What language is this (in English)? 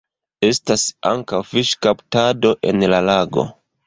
Esperanto